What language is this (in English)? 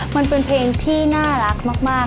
Thai